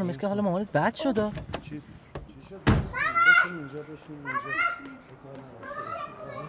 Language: Persian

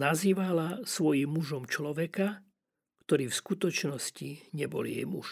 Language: Slovak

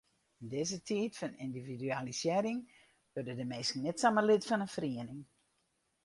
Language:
Western Frisian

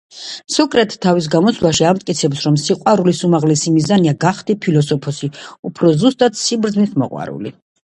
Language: Georgian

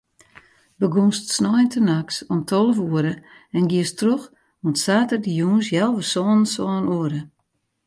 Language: Western Frisian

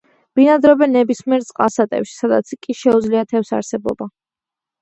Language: Georgian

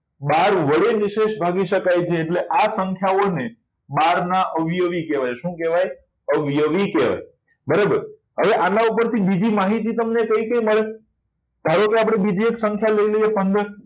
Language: Gujarati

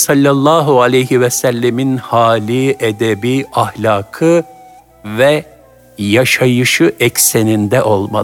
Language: Turkish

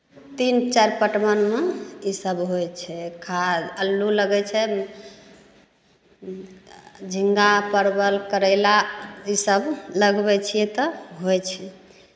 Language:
Maithili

